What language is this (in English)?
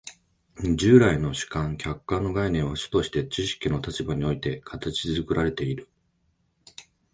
Japanese